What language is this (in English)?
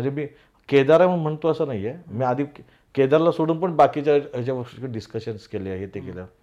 Marathi